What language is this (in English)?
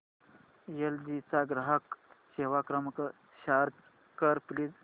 Marathi